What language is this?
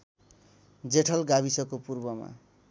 Nepali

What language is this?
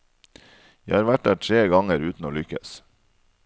Norwegian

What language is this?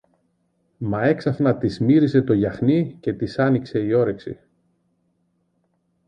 Greek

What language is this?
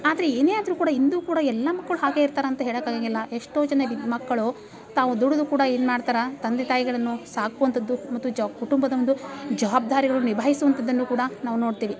Kannada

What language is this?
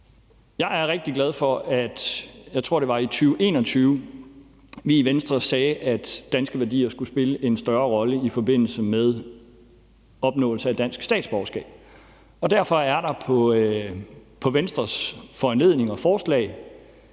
Danish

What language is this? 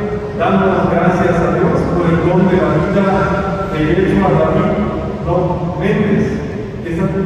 Spanish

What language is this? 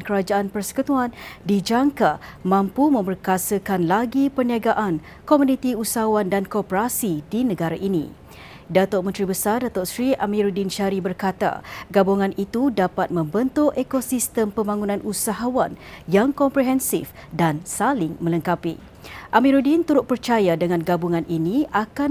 Malay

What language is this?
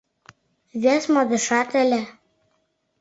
Mari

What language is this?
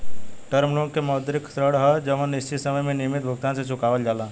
Bhojpuri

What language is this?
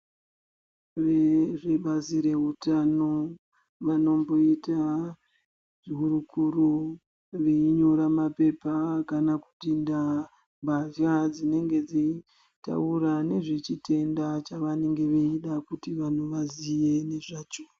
Ndau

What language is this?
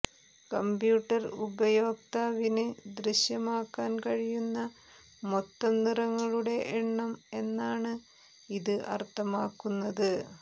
Malayalam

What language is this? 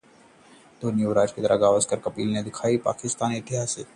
Hindi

